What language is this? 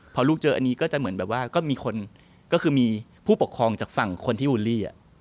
Thai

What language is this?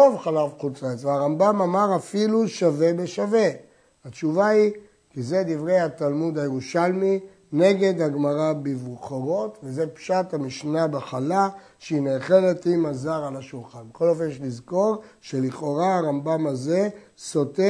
Hebrew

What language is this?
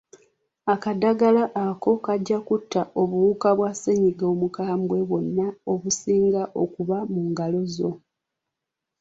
Ganda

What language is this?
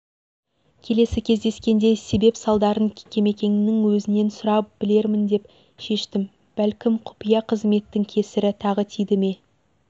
Kazakh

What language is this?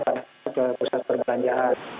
Indonesian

